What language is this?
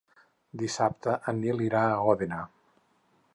Catalan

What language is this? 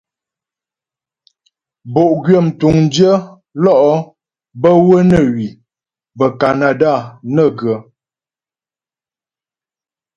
Ghomala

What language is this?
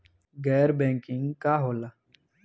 Bhojpuri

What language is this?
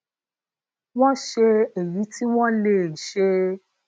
Yoruba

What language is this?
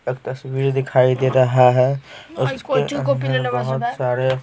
Hindi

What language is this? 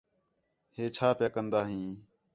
Khetrani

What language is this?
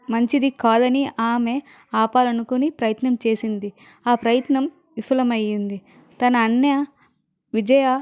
Telugu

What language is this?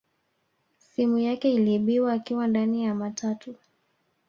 Swahili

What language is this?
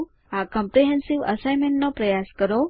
Gujarati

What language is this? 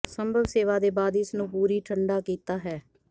Punjabi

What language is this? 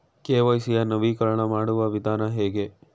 Kannada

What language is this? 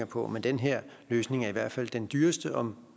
Danish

